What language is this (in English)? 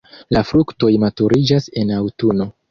Esperanto